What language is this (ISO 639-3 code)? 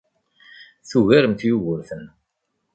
kab